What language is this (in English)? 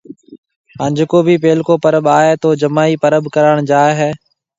Marwari (Pakistan)